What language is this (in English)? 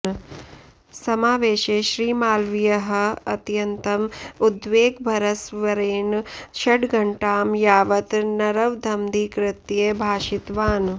Sanskrit